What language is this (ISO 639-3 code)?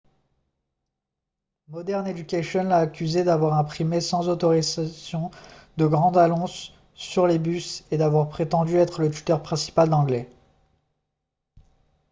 fra